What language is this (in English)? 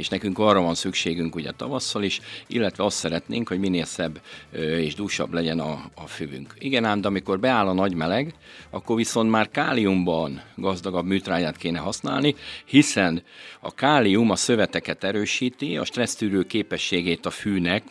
Hungarian